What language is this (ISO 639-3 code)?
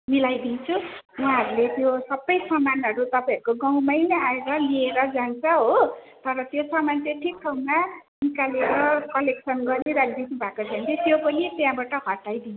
nep